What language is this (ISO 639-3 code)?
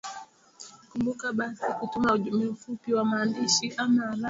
swa